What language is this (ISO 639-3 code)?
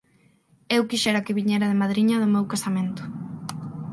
glg